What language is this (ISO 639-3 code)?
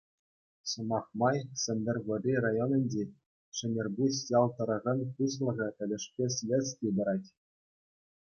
chv